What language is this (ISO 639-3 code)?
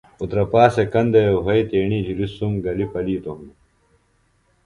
phl